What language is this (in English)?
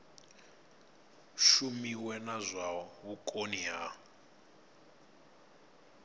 Venda